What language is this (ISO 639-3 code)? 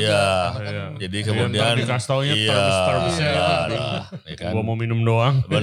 ind